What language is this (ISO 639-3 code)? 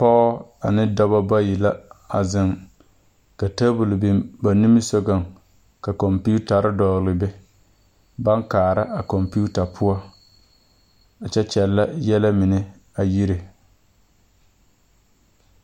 dga